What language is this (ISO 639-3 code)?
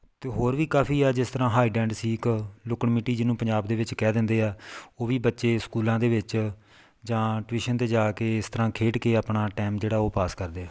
pan